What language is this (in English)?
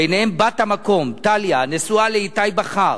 Hebrew